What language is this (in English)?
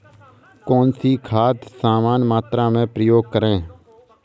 Hindi